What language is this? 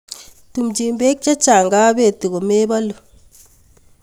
Kalenjin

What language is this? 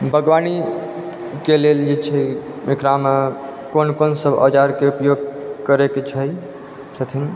Maithili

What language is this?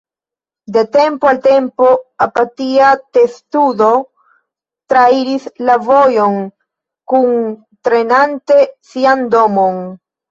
Esperanto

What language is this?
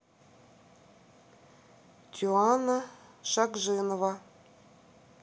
Russian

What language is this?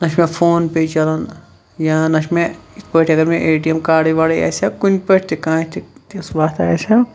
Kashmiri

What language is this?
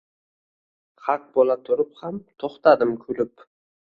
Uzbek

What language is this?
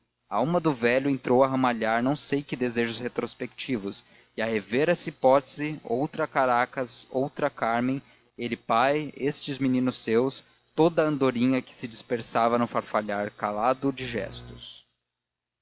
Portuguese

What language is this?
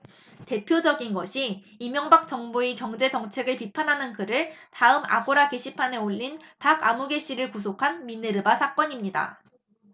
Korean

